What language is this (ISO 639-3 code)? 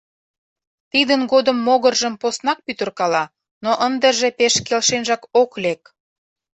chm